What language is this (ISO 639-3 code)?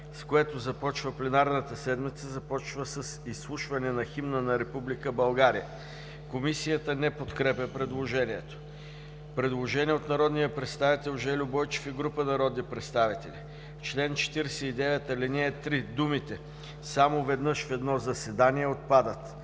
bul